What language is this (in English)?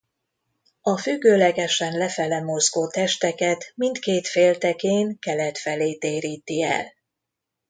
Hungarian